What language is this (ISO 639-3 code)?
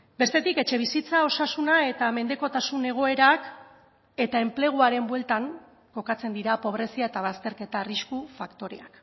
eus